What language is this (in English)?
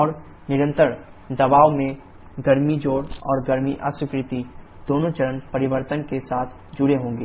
Hindi